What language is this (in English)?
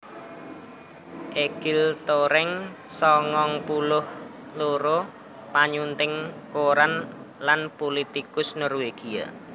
Javanese